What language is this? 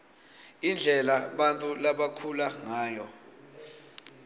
Swati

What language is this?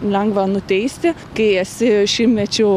Lithuanian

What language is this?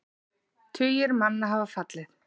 Icelandic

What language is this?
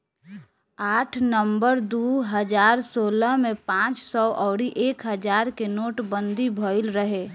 Bhojpuri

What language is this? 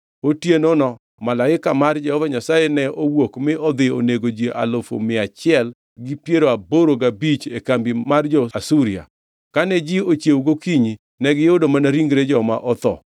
Luo (Kenya and Tanzania)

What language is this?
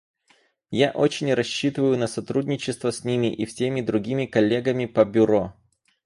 Russian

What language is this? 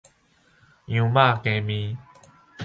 Min Nan Chinese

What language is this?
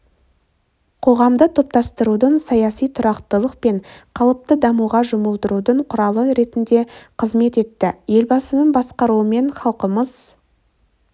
Kazakh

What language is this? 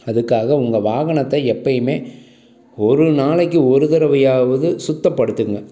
Tamil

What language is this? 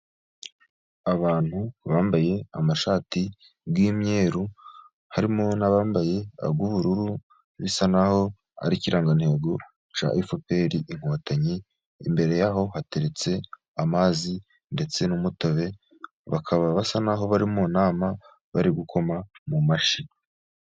Kinyarwanda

